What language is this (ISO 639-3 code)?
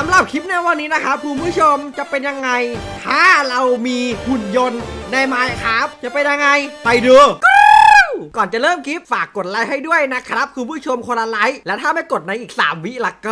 tha